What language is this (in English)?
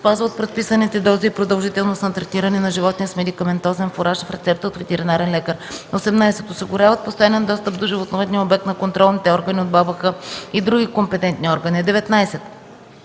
Bulgarian